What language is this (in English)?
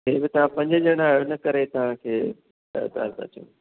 Sindhi